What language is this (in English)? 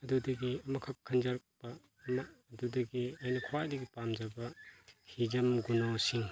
Manipuri